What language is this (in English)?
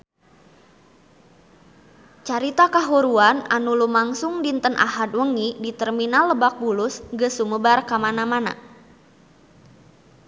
Sundanese